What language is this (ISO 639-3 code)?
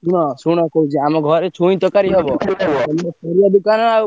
ori